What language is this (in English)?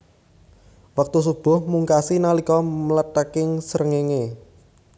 Javanese